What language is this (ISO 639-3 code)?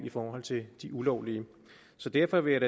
dan